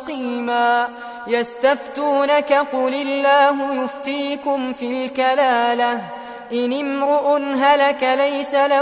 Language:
Arabic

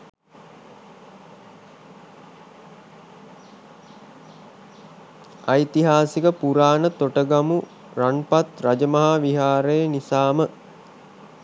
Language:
Sinhala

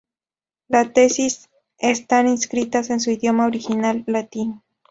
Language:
Spanish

